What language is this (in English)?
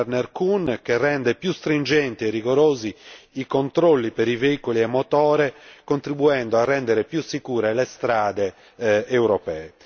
Italian